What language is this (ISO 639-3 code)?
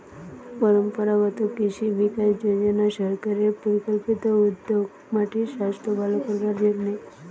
ben